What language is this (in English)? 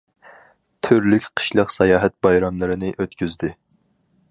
Uyghur